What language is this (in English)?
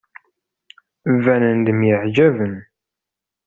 Kabyle